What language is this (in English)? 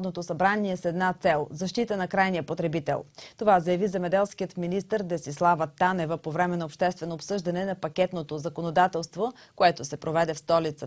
Bulgarian